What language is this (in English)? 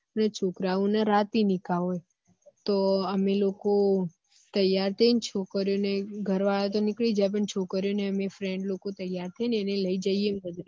Gujarati